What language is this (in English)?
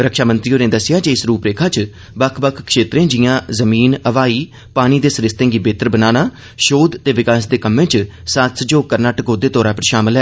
Dogri